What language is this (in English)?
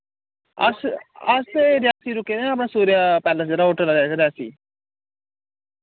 Dogri